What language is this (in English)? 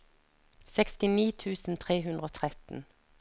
Norwegian